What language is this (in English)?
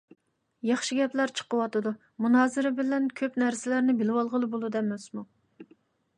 Uyghur